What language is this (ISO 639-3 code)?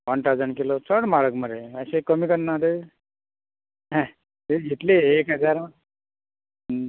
kok